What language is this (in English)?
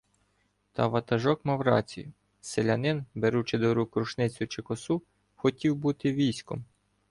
Ukrainian